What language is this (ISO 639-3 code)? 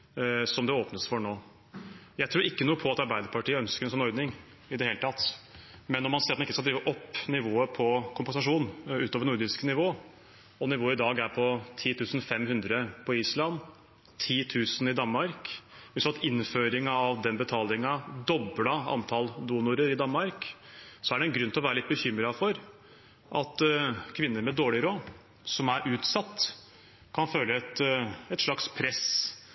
nob